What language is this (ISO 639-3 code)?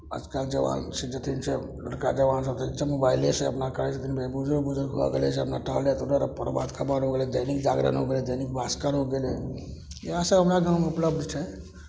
mai